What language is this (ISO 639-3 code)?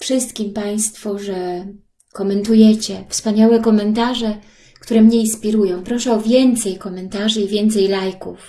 pol